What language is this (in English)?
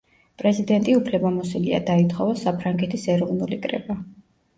Georgian